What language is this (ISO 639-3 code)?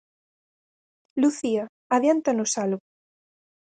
glg